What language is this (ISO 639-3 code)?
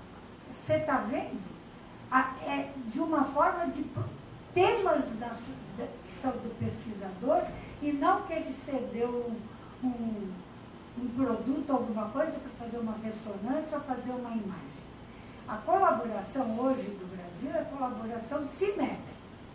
por